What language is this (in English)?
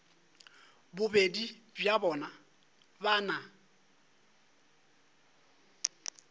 Northern Sotho